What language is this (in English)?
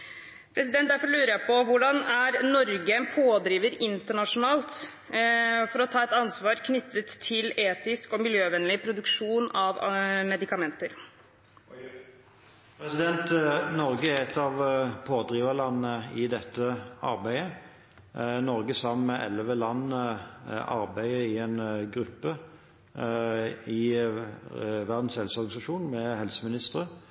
Norwegian Bokmål